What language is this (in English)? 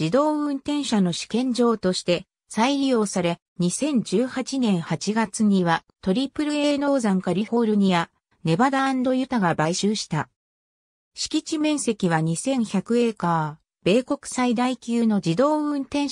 Japanese